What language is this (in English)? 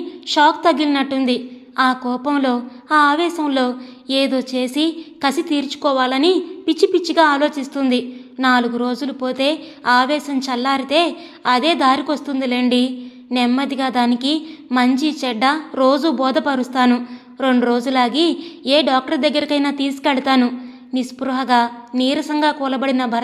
Telugu